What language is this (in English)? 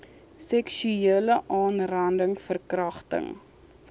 Afrikaans